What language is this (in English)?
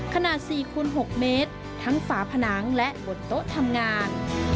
Thai